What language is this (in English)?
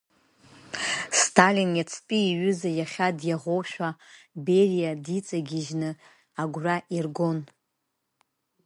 Abkhazian